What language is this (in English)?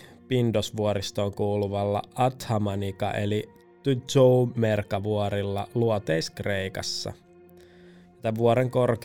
Finnish